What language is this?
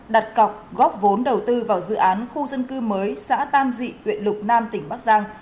Vietnamese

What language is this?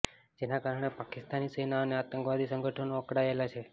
Gujarati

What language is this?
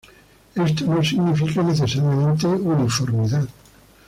Spanish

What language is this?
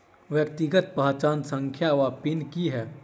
Maithili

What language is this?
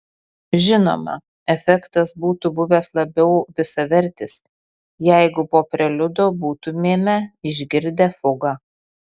Lithuanian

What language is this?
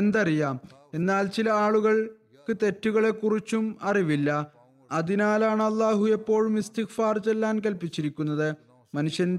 Malayalam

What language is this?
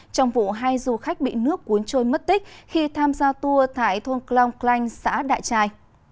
Vietnamese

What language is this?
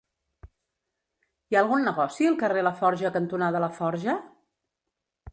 Catalan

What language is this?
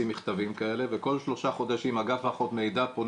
Hebrew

